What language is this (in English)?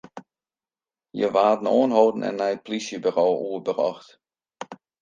Western Frisian